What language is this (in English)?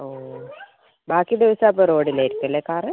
Malayalam